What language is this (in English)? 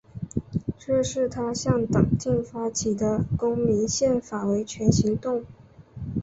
Chinese